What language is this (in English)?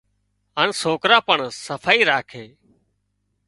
Wadiyara Koli